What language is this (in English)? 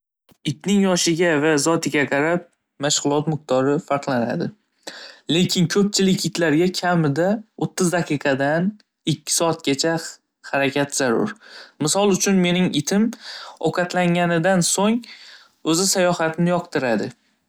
Uzbek